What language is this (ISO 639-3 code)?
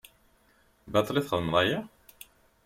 kab